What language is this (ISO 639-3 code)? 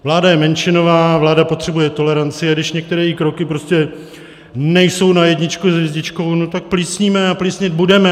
ces